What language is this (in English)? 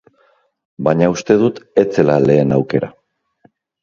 Basque